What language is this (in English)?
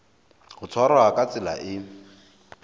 Southern Sotho